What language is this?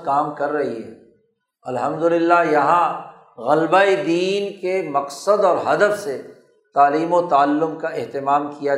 Urdu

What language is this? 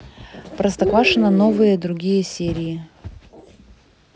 Russian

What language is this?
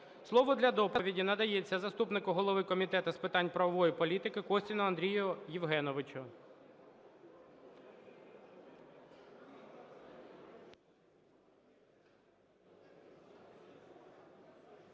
Ukrainian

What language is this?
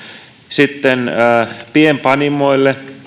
Finnish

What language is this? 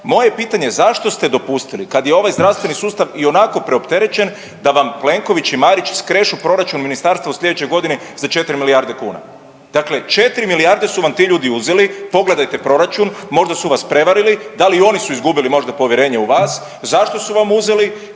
Croatian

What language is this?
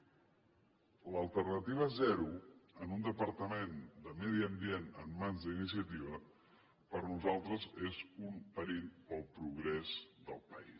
Catalan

